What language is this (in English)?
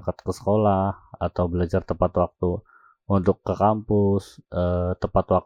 Indonesian